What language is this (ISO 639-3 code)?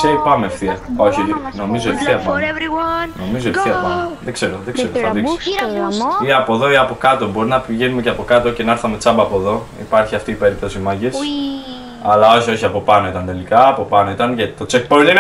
ell